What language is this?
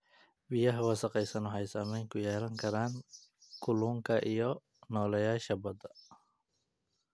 Somali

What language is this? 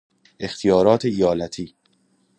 Persian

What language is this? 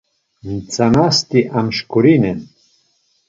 Laz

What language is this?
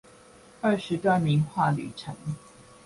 Chinese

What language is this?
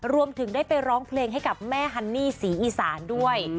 Thai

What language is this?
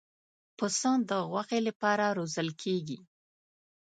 Pashto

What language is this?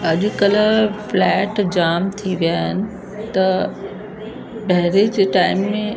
Sindhi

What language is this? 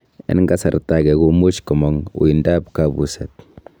Kalenjin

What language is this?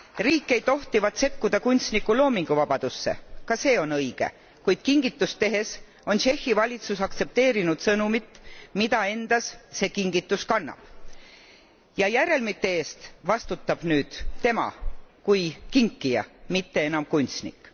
Estonian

